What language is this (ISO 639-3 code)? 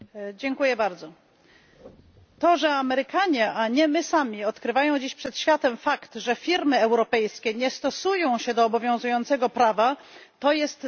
pol